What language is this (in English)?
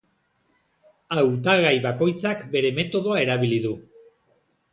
Basque